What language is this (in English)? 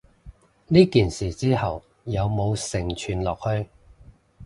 Cantonese